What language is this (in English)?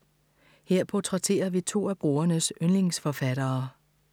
Danish